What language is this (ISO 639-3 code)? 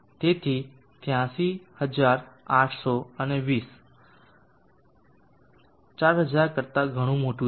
guj